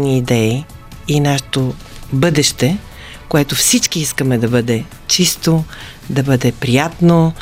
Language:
Bulgarian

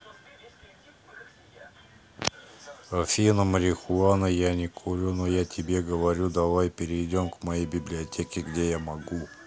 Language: Russian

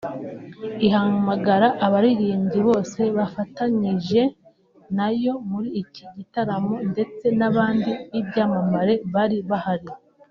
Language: Kinyarwanda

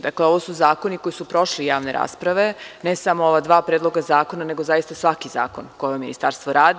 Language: Serbian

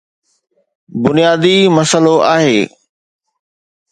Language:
Sindhi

